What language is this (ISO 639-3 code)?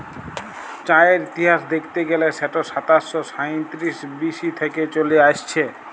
ben